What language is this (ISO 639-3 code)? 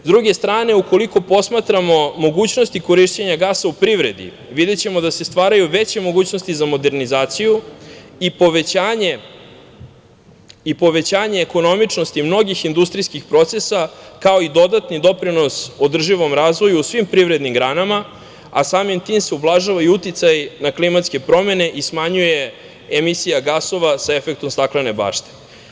srp